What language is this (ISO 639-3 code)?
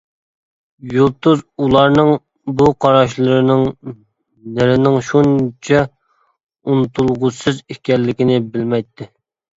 uig